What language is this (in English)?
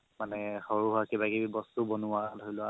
Assamese